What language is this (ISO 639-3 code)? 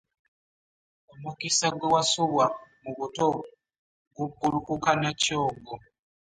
lug